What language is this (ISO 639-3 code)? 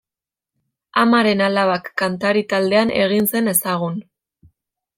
eus